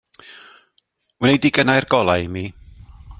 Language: Welsh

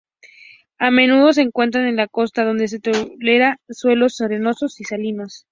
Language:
Spanish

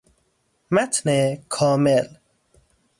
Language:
Persian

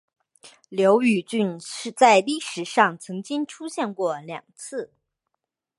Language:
Chinese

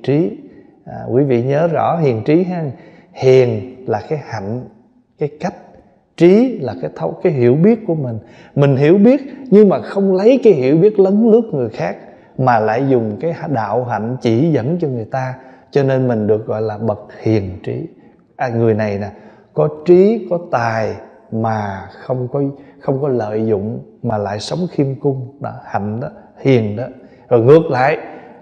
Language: Vietnamese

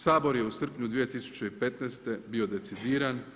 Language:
Croatian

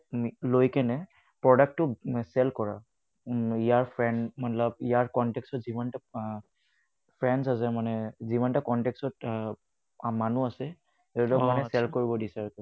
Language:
Assamese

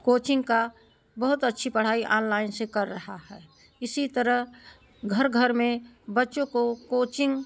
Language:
Hindi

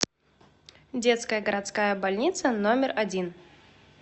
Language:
Russian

